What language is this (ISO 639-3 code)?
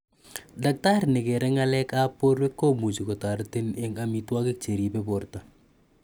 kln